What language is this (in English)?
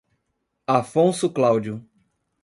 Portuguese